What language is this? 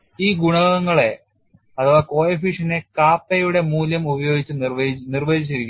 Malayalam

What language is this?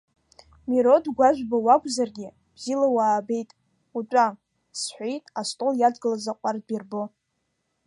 Abkhazian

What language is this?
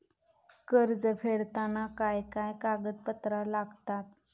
Marathi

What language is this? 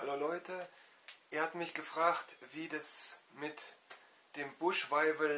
German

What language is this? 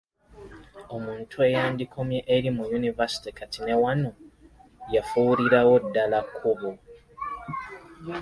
Ganda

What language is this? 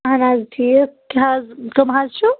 Kashmiri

